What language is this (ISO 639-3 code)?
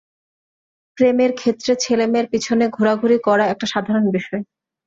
ben